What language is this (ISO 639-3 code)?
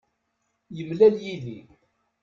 kab